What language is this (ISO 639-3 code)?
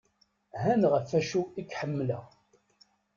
kab